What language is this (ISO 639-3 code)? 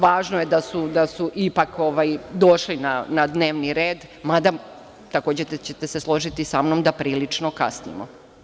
srp